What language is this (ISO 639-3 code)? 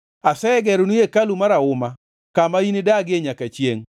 luo